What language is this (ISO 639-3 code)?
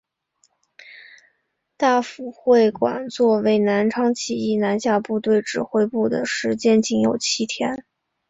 zho